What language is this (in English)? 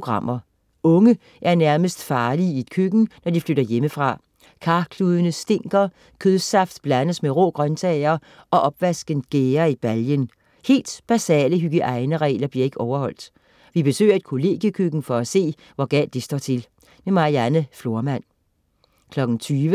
Danish